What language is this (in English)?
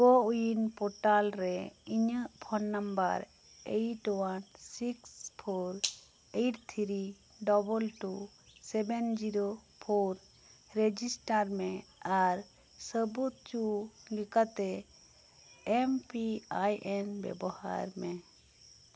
Santali